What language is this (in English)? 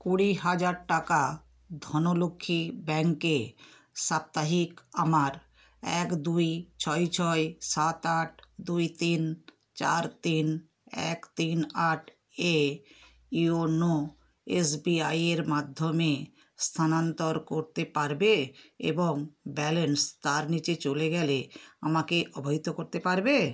Bangla